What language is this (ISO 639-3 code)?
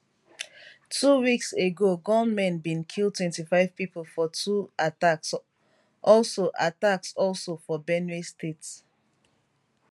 pcm